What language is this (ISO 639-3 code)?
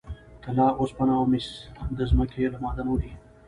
pus